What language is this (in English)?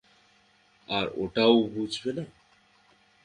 Bangla